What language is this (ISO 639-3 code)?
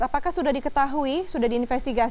ind